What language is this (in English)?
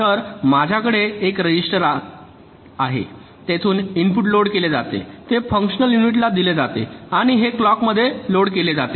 Marathi